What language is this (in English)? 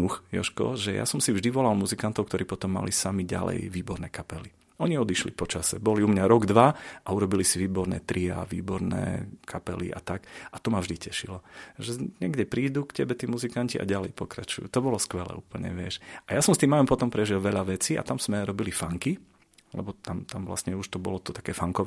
Slovak